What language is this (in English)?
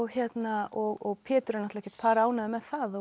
Icelandic